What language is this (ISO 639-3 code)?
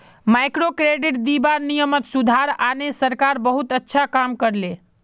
mag